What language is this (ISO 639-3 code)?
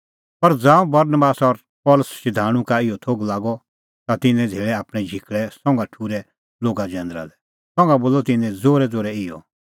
kfx